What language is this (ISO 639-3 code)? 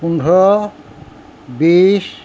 asm